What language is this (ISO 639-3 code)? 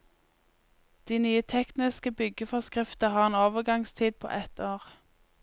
nor